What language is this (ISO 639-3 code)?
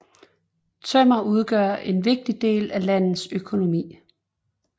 dan